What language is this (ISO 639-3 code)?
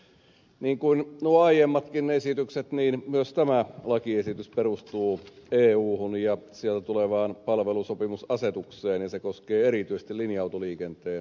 fin